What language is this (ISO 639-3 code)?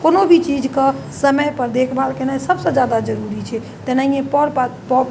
mai